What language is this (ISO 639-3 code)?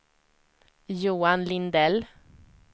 swe